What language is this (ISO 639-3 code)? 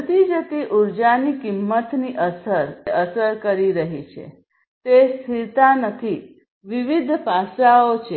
guj